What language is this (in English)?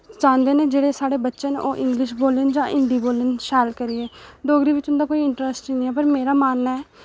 Dogri